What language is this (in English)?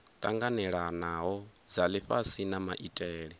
Venda